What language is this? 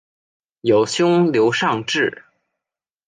Chinese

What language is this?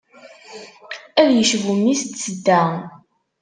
Kabyle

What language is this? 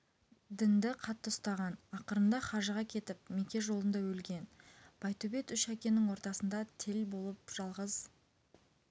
Kazakh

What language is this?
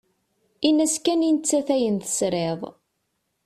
Kabyle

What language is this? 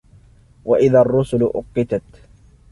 Arabic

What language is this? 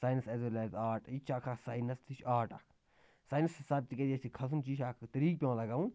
Kashmiri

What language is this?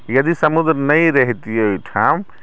Maithili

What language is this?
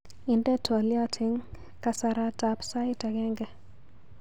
Kalenjin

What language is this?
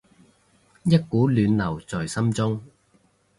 Cantonese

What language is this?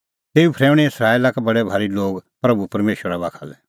Kullu Pahari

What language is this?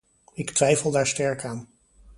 Dutch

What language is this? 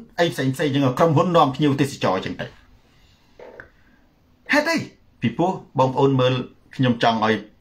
Thai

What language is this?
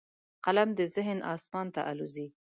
Pashto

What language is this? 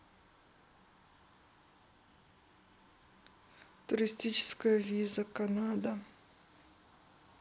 Russian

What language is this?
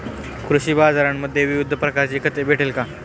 Marathi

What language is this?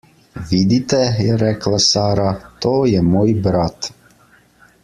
Slovenian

